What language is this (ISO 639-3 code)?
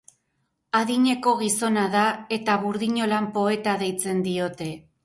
eus